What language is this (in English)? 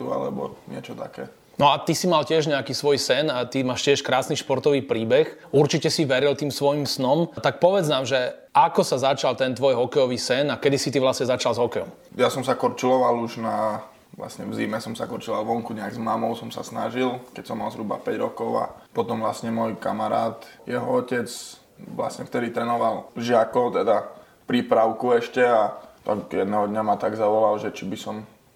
Slovak